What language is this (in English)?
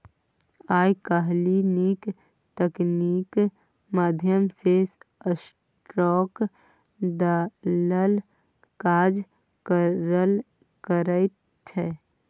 Maithili